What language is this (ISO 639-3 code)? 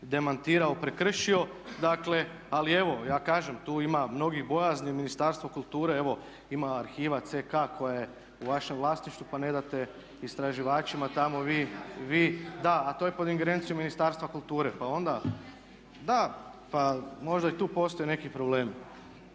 hrv